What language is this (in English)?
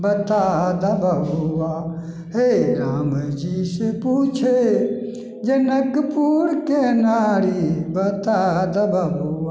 Maithili